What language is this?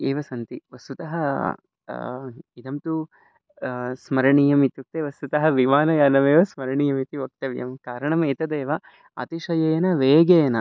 Sanskrit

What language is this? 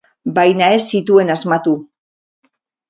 Basque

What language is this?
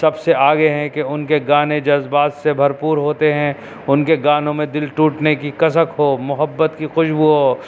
Urdu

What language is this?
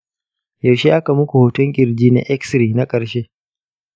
Hausa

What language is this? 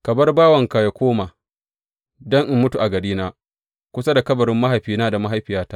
Hausa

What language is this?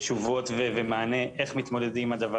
Hebrew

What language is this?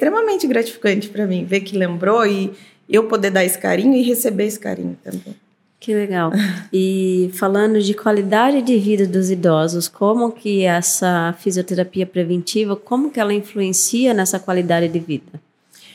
Portuguese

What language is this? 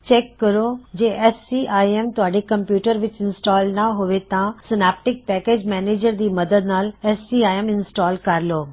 Punjabi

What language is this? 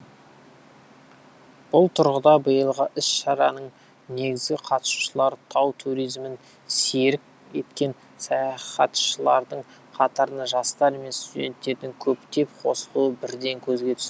Kazakh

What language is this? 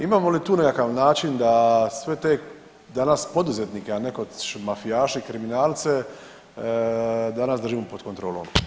Croatian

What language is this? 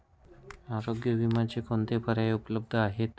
Marathi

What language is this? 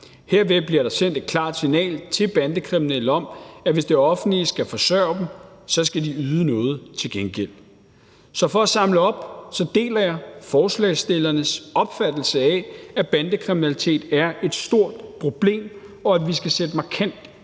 Danish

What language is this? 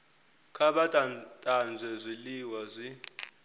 Venda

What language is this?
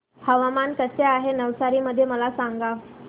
Marathi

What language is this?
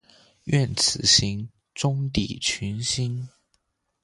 Chinese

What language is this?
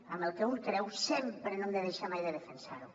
Catalan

